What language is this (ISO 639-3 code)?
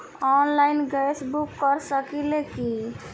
bho